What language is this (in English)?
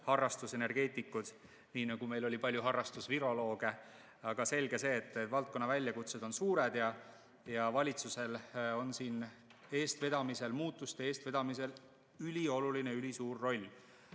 Estonian